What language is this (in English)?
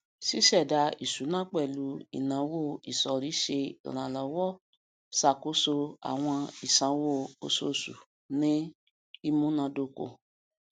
Yoruba